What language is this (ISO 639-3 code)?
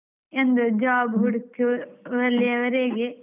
kan